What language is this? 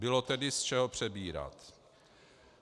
Czech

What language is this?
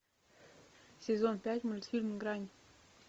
Russian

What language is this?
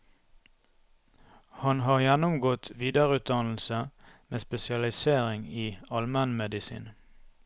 Norwegian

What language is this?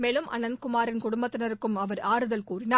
Tamil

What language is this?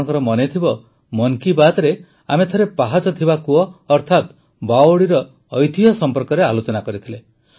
Odia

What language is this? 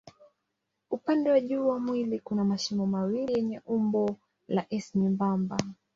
Swahili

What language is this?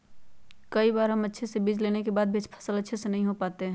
Magahi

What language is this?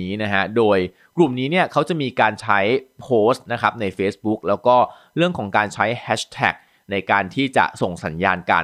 Thai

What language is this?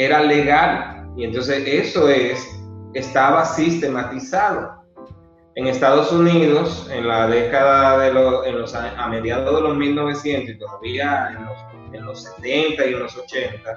Spanish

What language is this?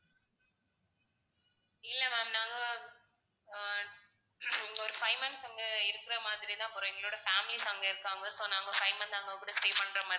Tamil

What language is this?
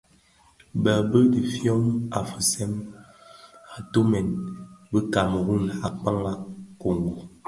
Bafia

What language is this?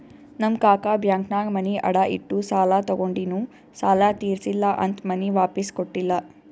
Kannada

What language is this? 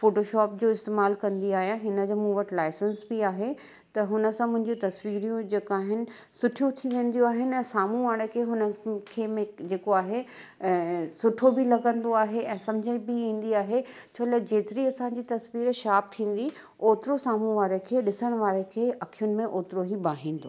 Sindhi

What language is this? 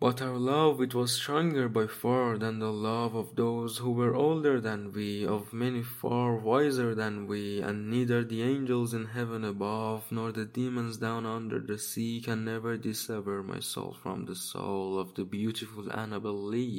Persian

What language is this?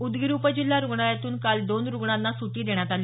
Marathi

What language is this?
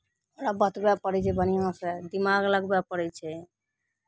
Maithili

